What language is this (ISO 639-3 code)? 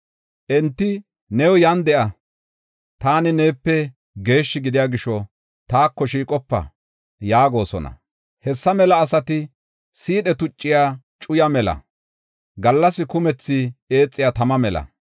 gof